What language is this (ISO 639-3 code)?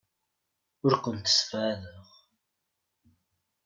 kab